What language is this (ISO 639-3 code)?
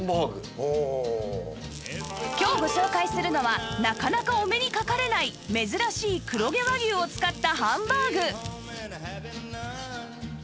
jpn